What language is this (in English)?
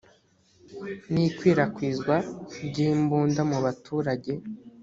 Kinyarwanda